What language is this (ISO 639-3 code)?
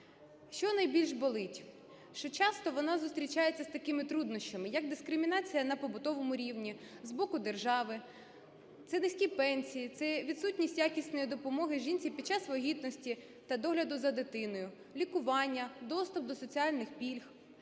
ukr